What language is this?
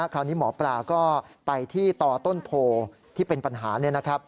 Thai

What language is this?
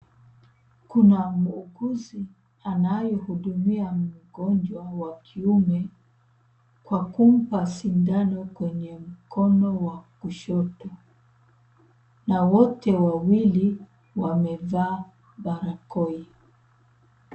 Swahili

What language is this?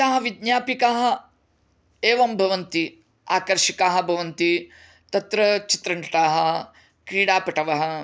Sanskrit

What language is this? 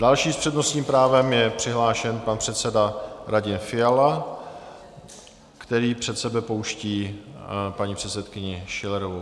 Czech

